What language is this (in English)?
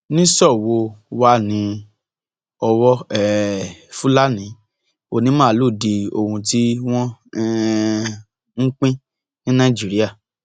Yoruba